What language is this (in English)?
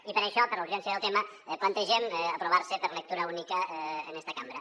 Catalan